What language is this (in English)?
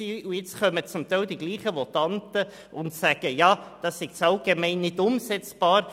Swiss German